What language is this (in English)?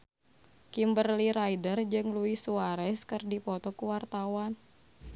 Sundanese